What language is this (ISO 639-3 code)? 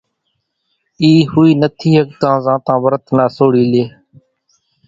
gjk